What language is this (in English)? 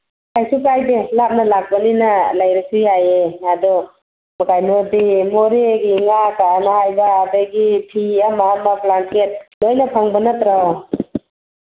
Manipuri